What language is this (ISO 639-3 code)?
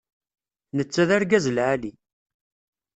kab